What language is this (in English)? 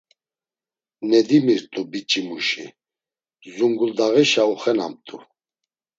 Laz